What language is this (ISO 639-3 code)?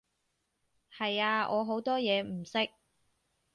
yue